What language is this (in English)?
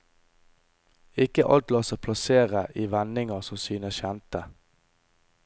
Norwegian